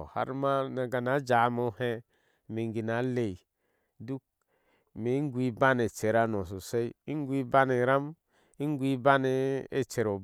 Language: Ashe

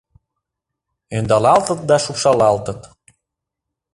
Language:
Mari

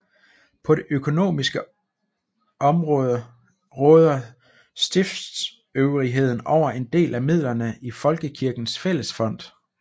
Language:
Danish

